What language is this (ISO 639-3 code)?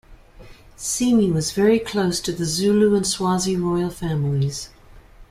eng